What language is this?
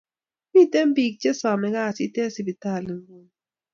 Kalenjin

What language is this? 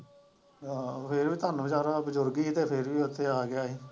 Punjabi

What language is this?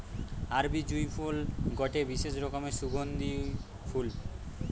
Bangla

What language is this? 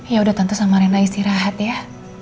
Indonesian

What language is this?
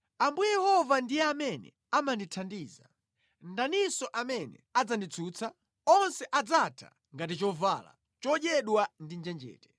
Nyanja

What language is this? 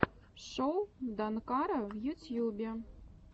Russian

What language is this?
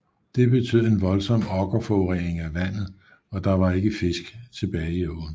Danish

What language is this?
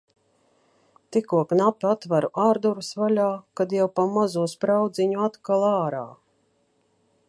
Latvian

